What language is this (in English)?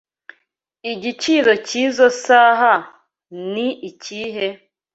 Kinyarwanda